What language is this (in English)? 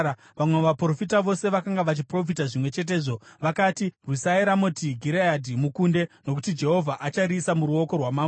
Shona